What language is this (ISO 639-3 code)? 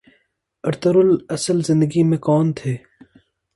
urd